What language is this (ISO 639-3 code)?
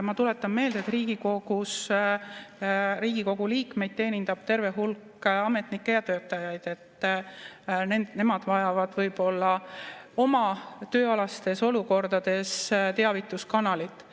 est